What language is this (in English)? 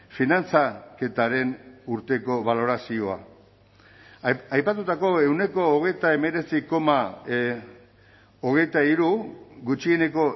Basque